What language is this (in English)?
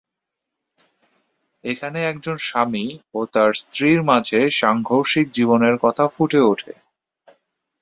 Bangla